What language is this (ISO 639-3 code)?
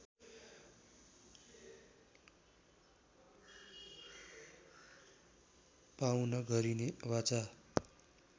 nep